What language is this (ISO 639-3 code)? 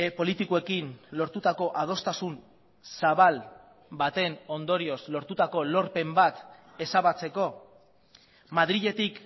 eus